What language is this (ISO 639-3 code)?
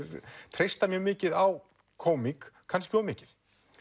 isl